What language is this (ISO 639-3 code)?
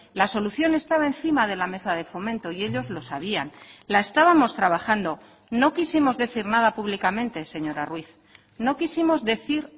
spa